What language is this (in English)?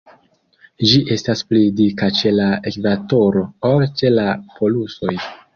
Esperanto